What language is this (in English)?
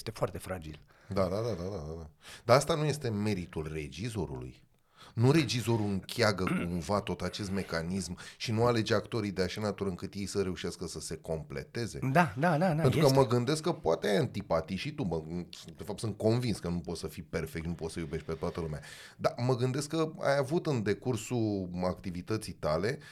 Romanian